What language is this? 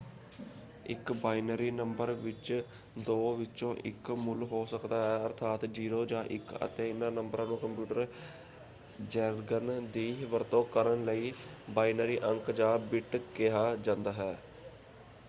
Punjabi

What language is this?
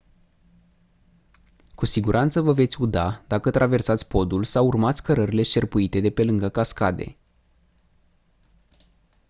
Romanian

